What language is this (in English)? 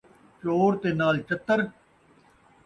Saraiki